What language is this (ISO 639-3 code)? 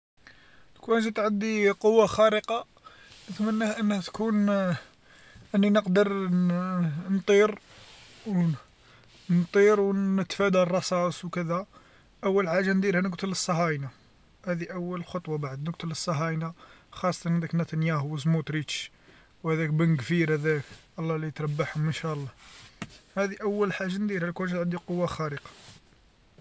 arq